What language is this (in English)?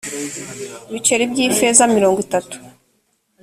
Kinyarwanda